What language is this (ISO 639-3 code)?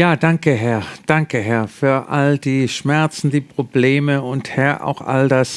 deu